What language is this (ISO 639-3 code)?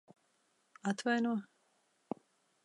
lav